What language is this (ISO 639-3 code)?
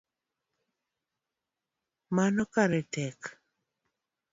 luo